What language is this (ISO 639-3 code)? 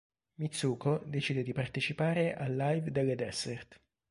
ita